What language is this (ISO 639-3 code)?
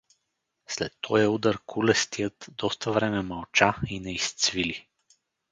bul